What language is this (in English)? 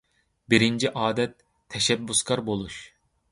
Uyghur